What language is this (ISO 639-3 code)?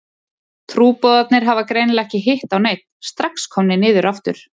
isl